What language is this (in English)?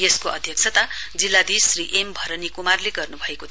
Nepali